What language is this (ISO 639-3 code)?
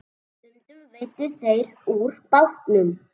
isl